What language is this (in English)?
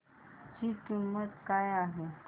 Marathi